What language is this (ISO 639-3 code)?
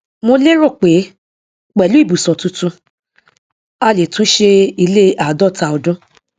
yor